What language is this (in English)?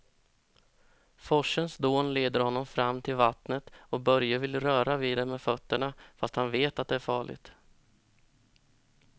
Swedish